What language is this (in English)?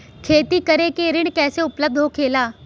Bhojpuri